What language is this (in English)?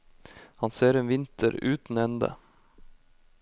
Norwegian